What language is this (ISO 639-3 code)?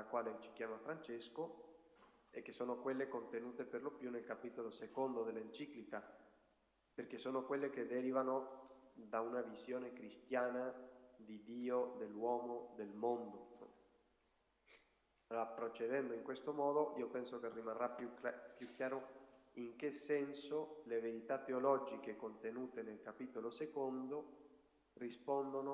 ita